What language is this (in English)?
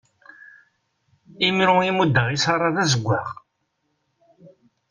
Kabyle